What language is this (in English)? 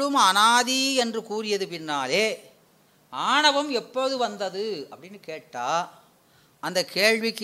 Tamil